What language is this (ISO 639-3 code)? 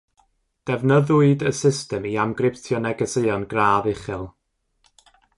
cym